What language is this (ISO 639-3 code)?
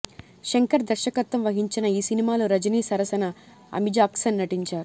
tel